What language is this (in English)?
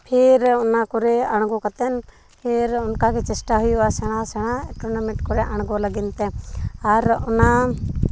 Santali